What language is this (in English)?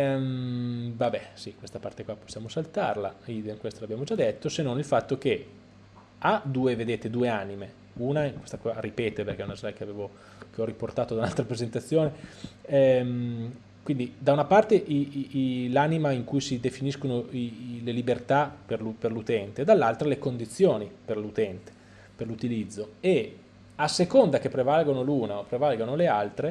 Italian